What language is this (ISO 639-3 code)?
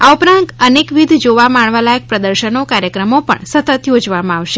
guj